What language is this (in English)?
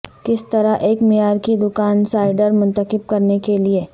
Urdu